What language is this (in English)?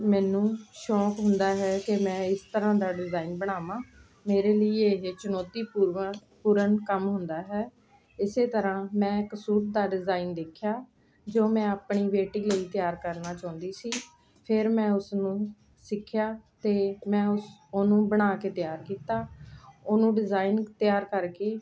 Punjabi